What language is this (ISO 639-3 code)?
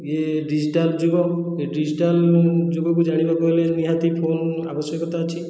ori